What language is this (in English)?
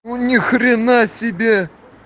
Russian